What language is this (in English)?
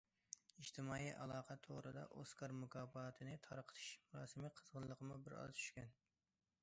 Uyghur